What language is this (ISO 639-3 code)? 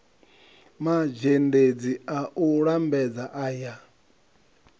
ven